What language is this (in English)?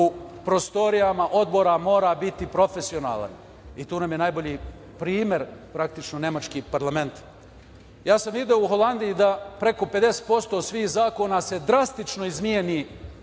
Serbian